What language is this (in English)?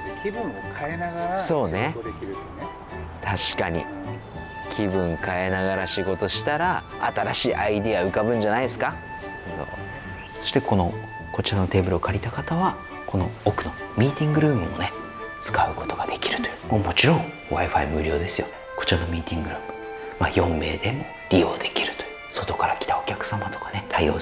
Japanese